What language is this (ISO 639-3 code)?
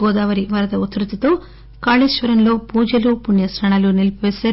tel